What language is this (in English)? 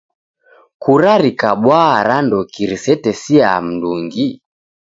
Taita